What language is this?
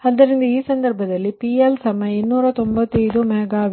Kannada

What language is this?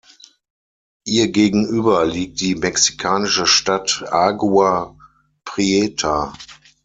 German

